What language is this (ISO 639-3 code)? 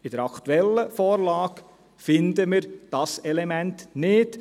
gsw